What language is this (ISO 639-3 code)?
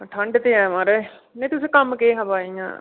doi